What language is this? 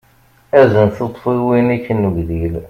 Kabyle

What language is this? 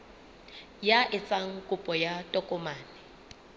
Southern Sotho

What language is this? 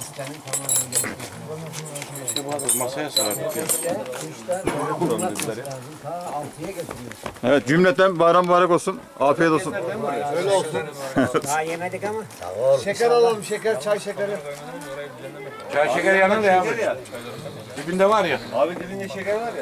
Turkish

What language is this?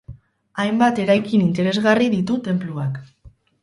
Basque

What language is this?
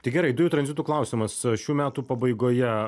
Lithuanian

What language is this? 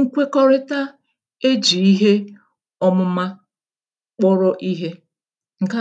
Igbo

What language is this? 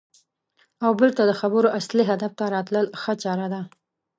Pashto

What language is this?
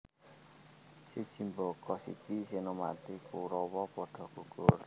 Javanese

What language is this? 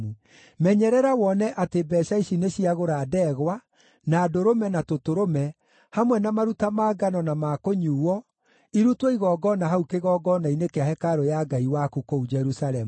Kikuyu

